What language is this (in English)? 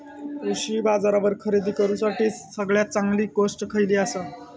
Marathi